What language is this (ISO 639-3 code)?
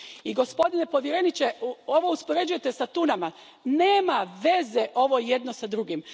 hrv